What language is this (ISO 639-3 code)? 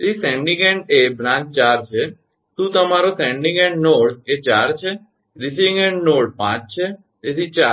guj